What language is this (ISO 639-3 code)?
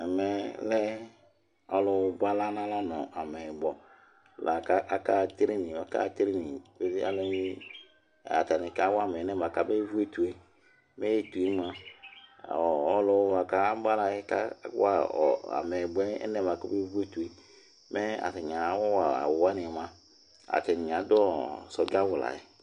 kpo